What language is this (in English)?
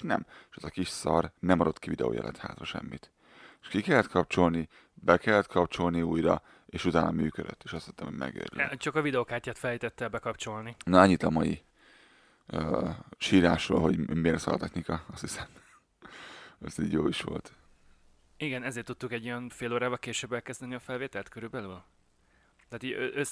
Hungarian